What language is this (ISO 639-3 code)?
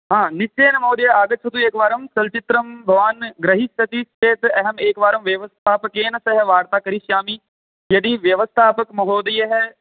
san